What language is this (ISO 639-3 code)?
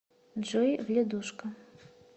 rus